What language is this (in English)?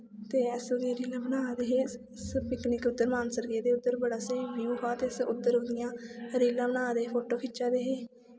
Dogri